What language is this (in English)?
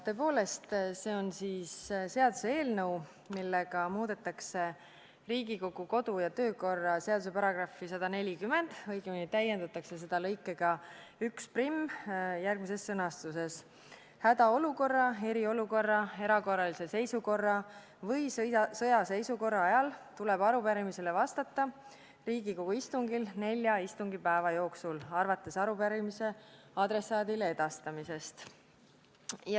Estonian